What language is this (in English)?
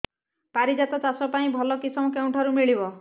Odia